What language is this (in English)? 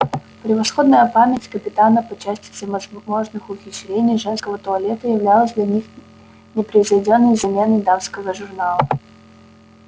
Russian